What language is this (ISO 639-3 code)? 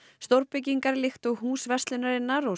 isl